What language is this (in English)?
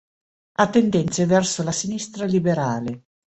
Italian